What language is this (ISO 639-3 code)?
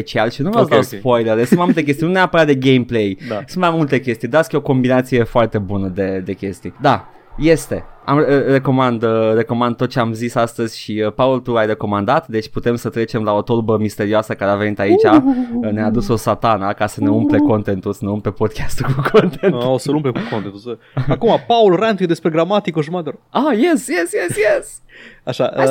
ron